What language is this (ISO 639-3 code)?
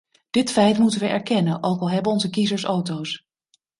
nld